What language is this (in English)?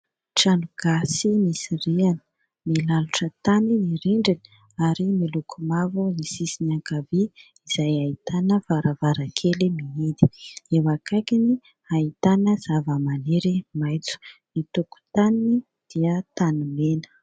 Malagasy